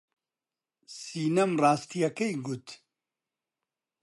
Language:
Central Kurdish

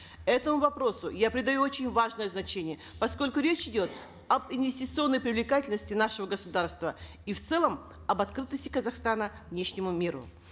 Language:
Kazakh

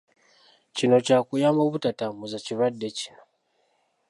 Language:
Ganda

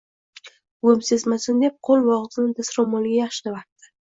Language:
Uzbek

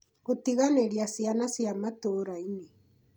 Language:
Kikuyu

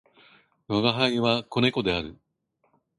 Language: Japanese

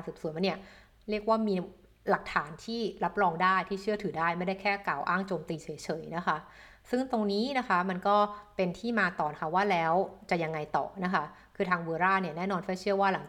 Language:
Thai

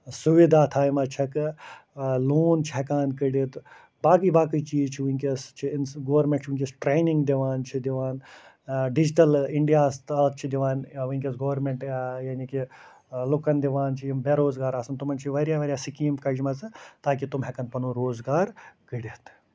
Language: Kashmiri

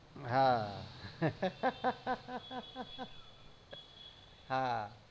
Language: Gujarati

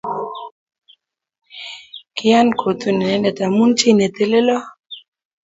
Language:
Kalenjin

